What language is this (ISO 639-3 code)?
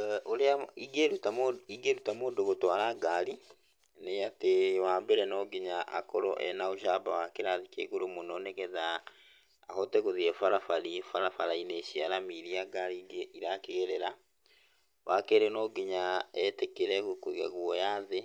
kik